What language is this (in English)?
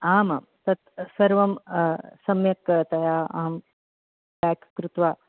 Sanskrit